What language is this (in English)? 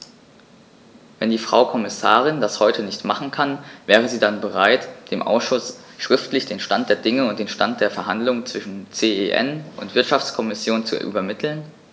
German